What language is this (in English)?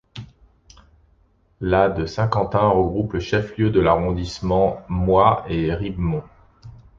French